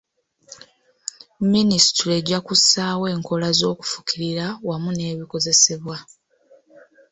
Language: Ganda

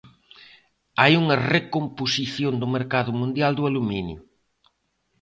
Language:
Galician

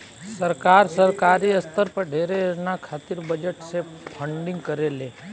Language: Bhojpuri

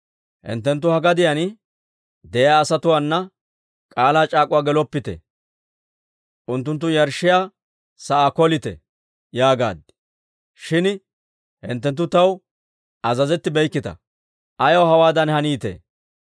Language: Dawro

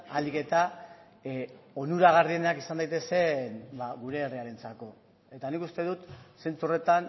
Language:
Basque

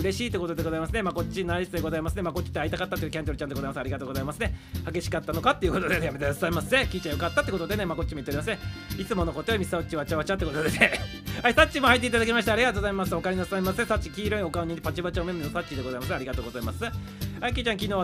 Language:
Japanese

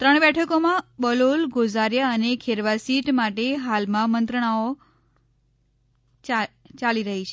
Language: Gujarati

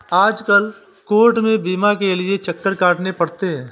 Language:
Hindi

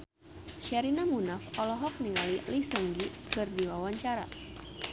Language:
Sundanese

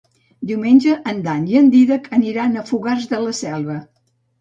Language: Catalan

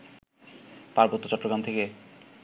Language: Bangla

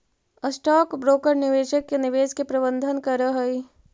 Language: Magahi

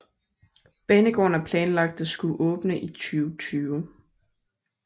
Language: Danish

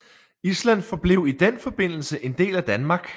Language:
Danish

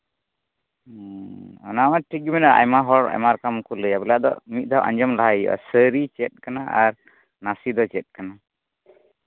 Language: Santali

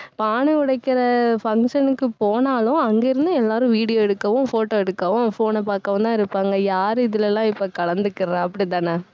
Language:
Tamil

